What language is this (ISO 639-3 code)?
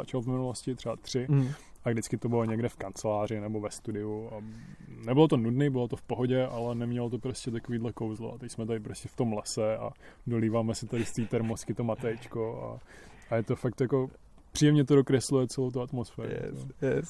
ces